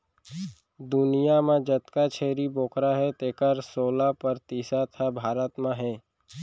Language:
Chhattisgarhi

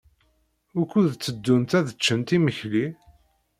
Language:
Kabyle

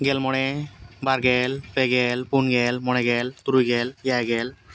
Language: Santali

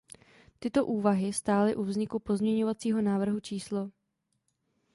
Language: Czech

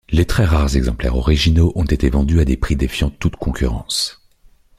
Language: French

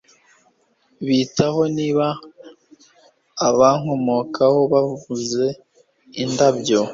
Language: Kinyarwanda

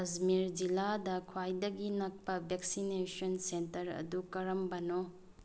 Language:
Manipuri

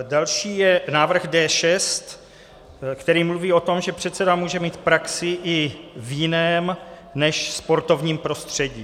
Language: Czech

